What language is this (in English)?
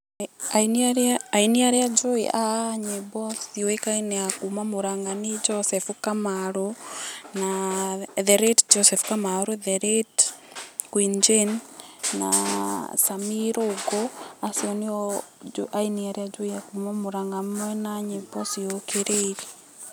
Kikuyu